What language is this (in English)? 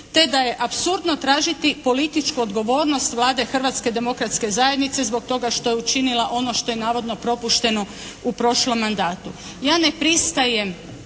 Croatian